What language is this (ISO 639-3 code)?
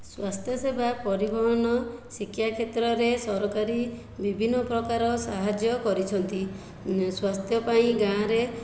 ori